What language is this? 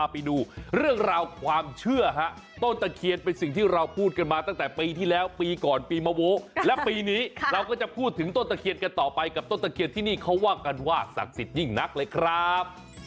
Thai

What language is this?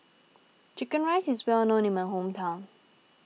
English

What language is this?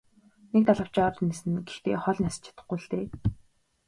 Mongolian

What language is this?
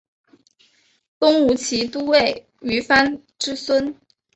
Chinese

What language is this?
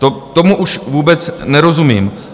Czech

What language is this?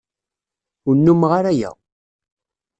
Kabyle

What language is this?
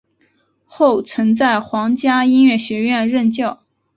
Chinese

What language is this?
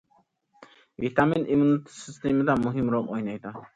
Uyghur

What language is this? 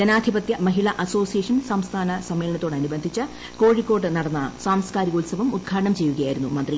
Malayalam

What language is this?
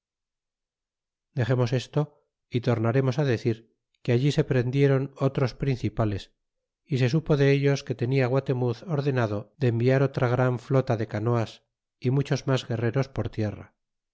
Spanish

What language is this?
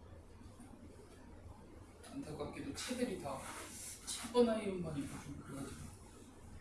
Korean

